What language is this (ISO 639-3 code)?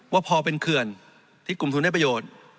tha